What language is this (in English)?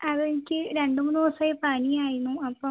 Malayalam